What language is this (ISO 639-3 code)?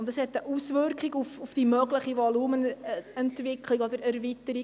gsw